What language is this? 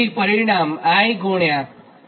Gujarati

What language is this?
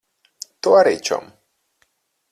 Latvian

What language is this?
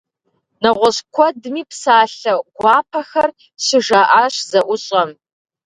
Kabardian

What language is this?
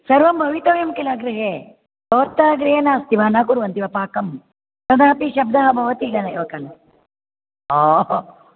Sanskrit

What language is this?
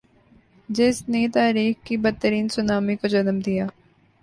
Urdu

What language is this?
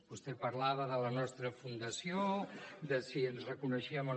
Catalan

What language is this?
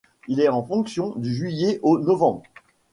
French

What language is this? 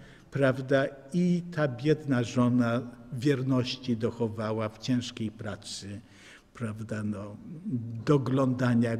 Polish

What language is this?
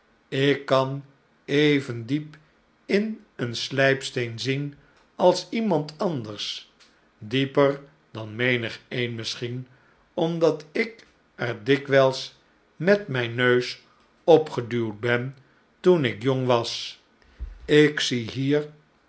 Dutch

